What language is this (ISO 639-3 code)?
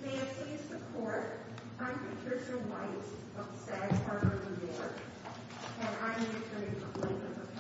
eng